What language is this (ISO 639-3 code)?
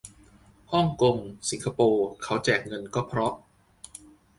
tha